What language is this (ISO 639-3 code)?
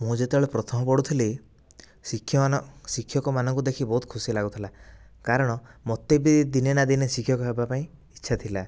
ori